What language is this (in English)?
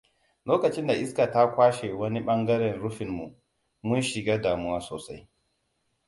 Hausa